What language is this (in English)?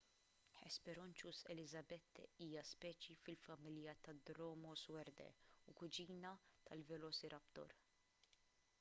Maltese